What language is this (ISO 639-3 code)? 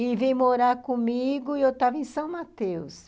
por